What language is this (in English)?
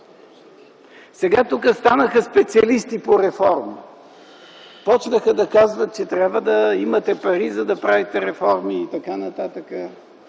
Bulgarian